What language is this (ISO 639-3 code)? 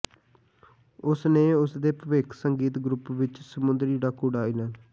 pan